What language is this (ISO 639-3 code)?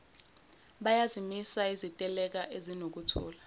zul